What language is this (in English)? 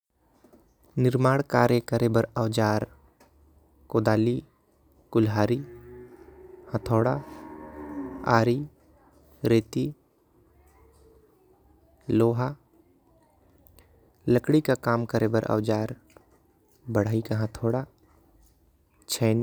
Korwa